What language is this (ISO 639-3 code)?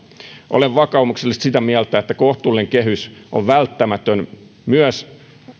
fin